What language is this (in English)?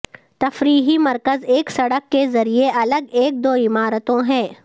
Urdu